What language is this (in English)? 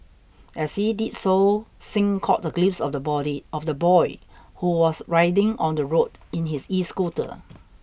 English